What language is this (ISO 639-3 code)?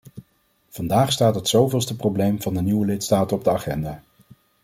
nld